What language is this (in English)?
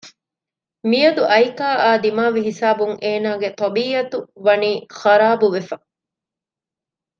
Divehi